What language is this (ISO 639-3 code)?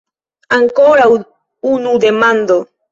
epo